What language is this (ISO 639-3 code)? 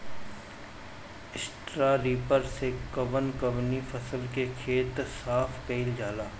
bho